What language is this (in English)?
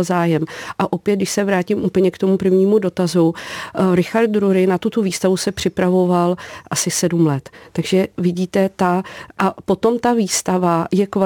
Czech